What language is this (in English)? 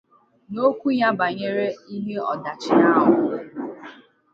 Igbo